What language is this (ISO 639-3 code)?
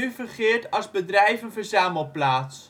nld